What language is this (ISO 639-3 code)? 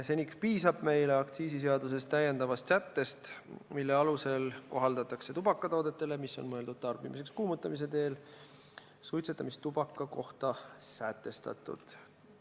est